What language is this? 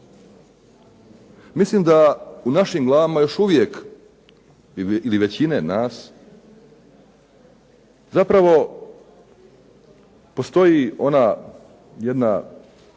Croatian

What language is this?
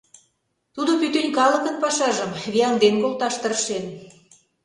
Mari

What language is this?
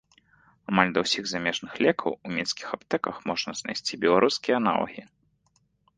Belarusian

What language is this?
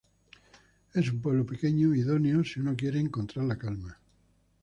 Spanish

